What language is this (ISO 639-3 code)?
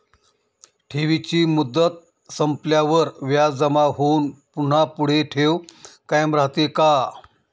mar